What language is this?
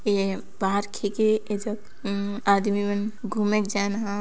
Sadri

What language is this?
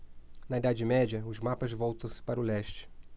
Portuguese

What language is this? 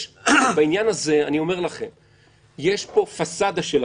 Hebrew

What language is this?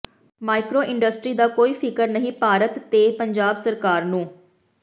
Punjabi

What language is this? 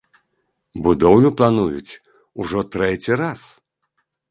Belarusian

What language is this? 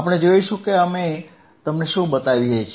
Gujarati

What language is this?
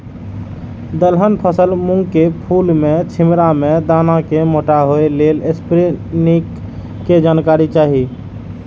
Maithili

